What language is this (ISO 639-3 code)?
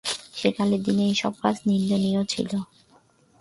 ben